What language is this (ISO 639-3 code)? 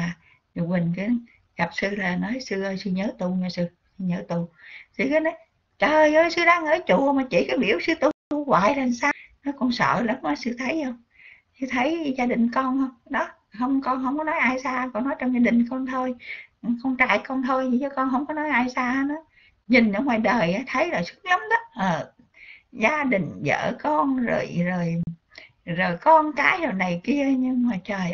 vie